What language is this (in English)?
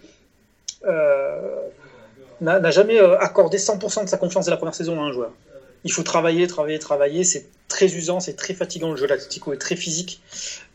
French